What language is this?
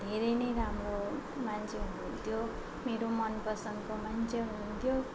Nepali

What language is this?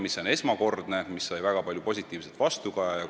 Estonian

